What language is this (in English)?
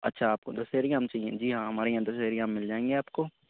Urdu